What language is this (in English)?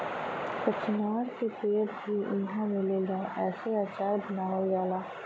Bhojpuri